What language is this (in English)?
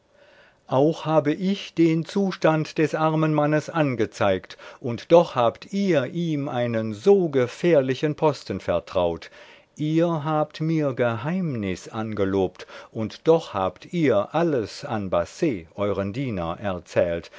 German